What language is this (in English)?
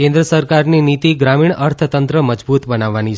Gujarati